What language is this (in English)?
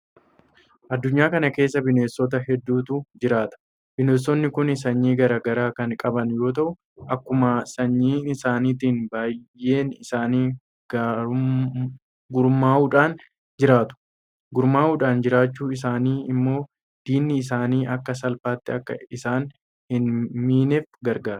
Oromo